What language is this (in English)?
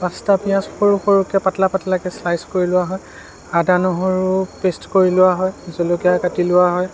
Assamese